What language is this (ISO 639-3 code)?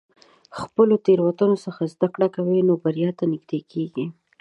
pus